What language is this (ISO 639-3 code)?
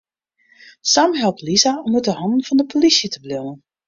fry